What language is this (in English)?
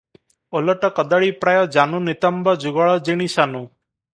Odia